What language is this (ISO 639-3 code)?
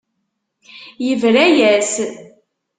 kab